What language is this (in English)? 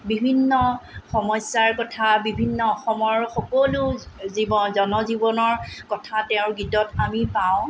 Assamese